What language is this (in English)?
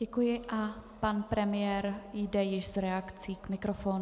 Czech